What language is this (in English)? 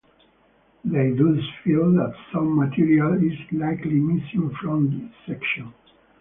English